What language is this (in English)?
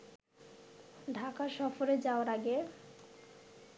Bangla